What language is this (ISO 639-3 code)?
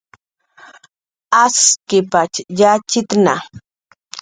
jqr